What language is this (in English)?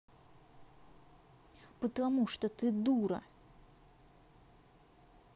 Russian